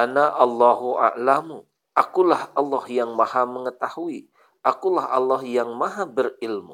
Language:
Indonesian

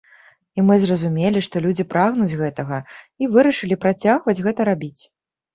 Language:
Belarusian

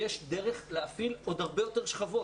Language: Hebrew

